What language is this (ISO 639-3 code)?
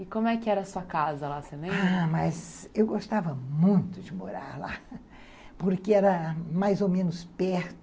por